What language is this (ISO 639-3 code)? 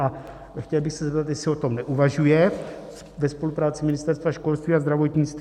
ces